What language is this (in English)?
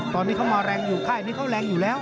Thai